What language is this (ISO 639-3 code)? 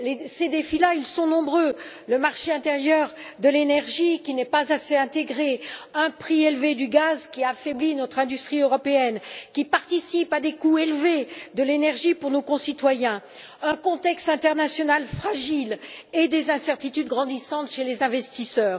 fra